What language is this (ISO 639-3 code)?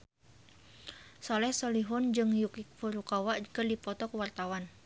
sun